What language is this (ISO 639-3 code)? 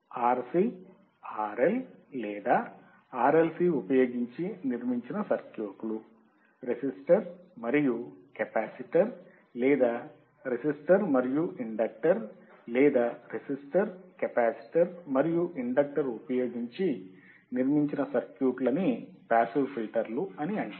tel